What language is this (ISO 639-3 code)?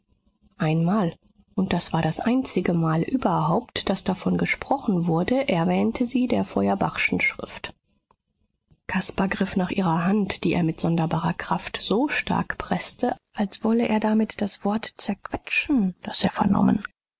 deu